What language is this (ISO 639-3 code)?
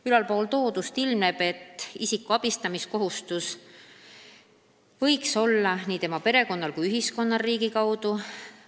est